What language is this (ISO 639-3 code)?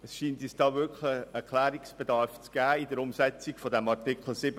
gsw